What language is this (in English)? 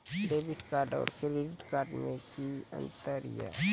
Maithili